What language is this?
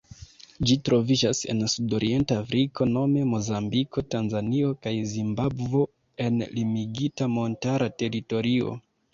Esperanto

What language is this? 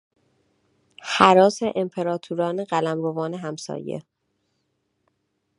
Persian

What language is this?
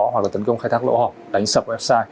Vietnamese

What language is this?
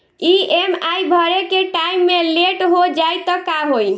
Bhojpuri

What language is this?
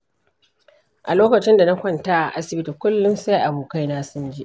Hausa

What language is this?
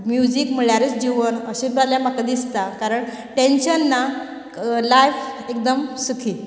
Konkani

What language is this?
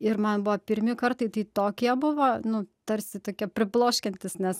Lithuanian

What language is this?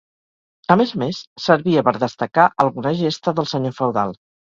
Catalan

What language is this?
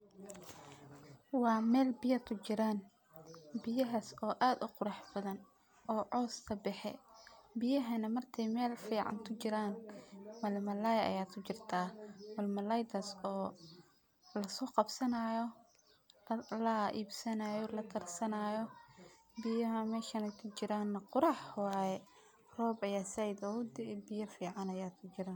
Somali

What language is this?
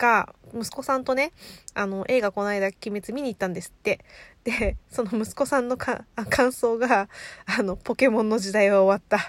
Japanese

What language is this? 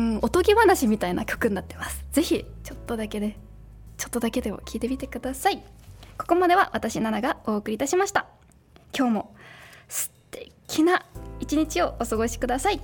Japanese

